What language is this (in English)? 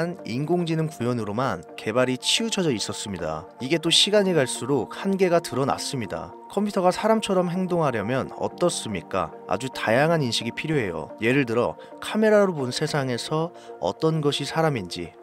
Korean